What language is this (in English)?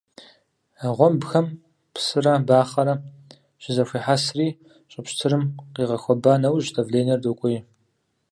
Kabardian